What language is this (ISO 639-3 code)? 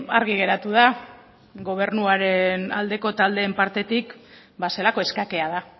eus